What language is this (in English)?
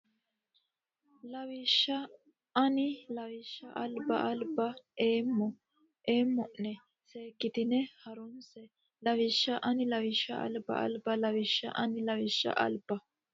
Sidamo